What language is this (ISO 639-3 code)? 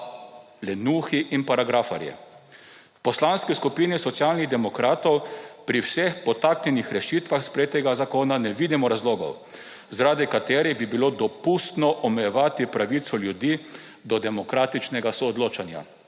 slv